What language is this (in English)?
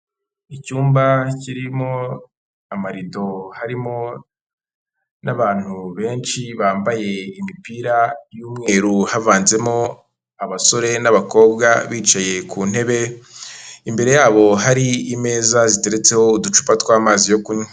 Kinyarwanda